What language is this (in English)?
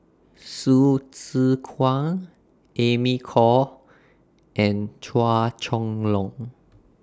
English